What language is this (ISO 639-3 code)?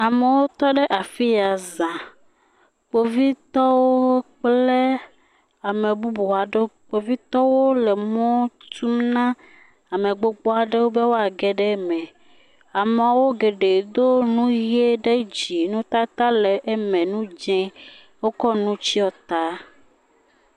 ewe